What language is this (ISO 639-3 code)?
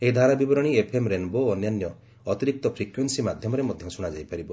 ori